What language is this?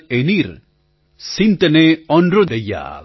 Gujarati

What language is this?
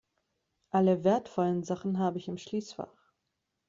German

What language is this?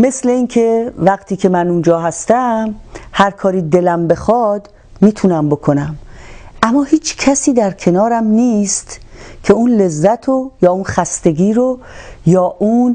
Persian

